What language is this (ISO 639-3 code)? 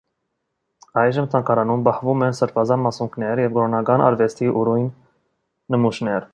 hye